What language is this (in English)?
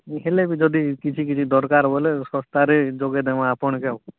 Odia